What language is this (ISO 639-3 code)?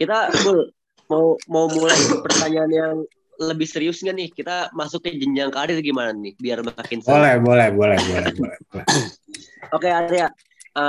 ind